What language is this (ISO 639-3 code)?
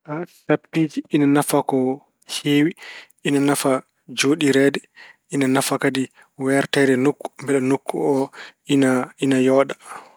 ful